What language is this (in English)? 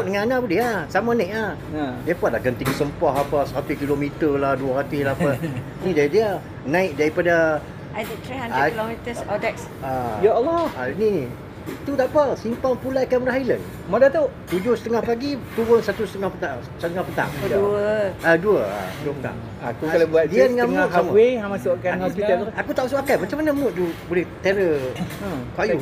Malay